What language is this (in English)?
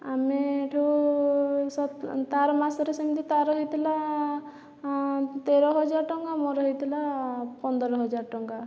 Odia